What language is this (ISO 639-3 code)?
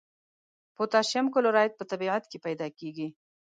pus